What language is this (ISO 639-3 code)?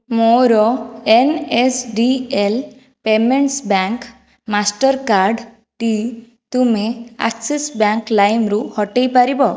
ori